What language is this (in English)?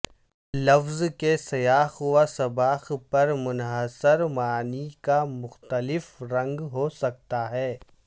Urdu